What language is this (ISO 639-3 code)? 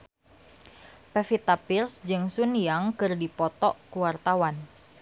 sun